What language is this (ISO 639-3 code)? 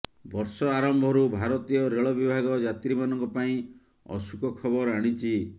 ori